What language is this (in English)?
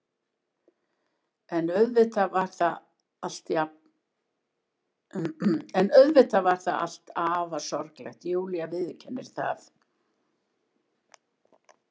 Icelandic